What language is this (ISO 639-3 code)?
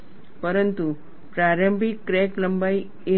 guj